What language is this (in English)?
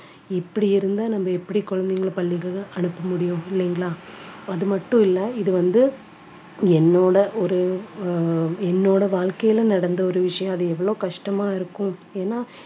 Tamil